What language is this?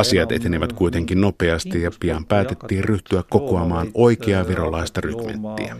Finnish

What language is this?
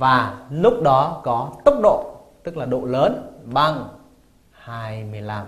Vietnamese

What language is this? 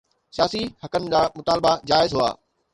Sindhi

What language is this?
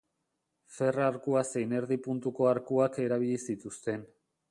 Basque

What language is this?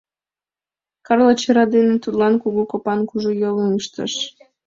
Mari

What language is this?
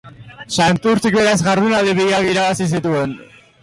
Basque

